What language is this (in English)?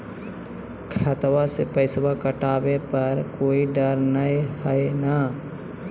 Magahi